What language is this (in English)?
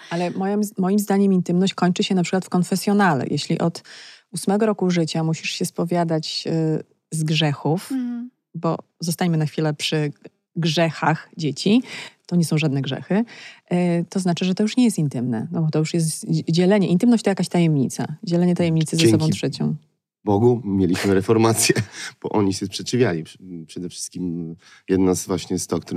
Polish